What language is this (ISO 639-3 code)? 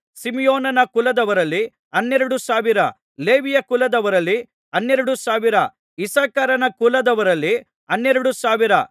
kan